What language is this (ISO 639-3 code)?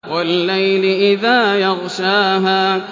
ara